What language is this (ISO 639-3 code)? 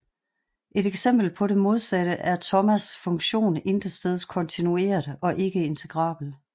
dan